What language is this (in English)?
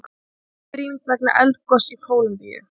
Icelandic